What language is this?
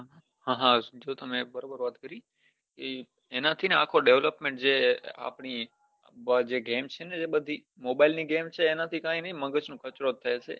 Gujarati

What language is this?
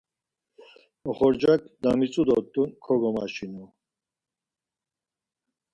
Laz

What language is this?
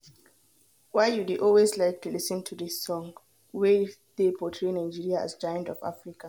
Nigerian Pidgin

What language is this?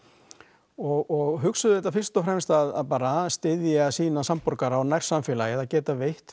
Icelandic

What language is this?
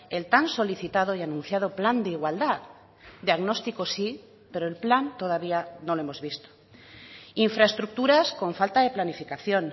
Spanish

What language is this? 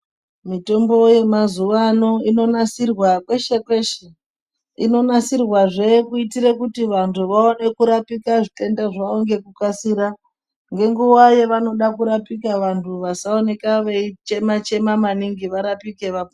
Ndau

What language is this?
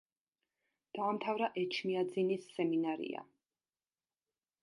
Georgian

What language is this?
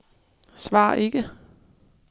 Danish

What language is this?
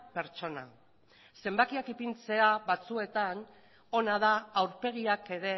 Basque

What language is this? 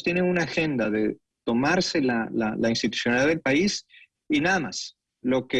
Spanish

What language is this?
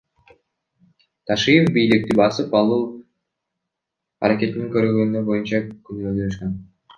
Kyrgyz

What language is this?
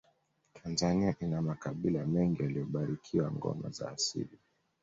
Swahili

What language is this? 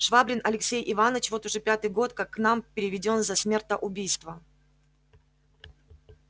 Russian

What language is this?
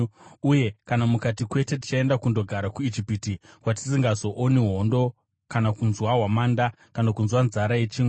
Shona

